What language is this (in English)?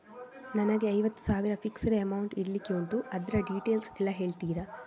Kannada